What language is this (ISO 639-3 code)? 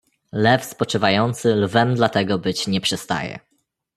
pol